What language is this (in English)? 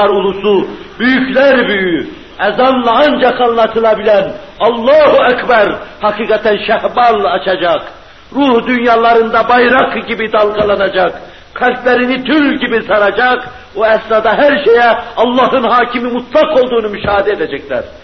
Turkish